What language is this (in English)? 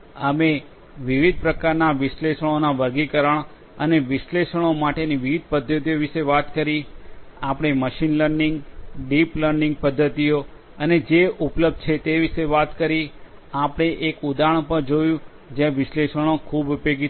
Gujarati